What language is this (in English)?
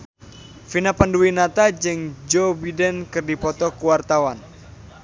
Sundanese